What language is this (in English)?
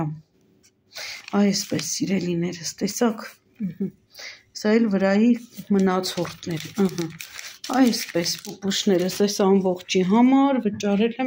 Romanian